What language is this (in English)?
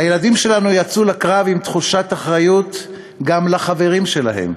Hebrew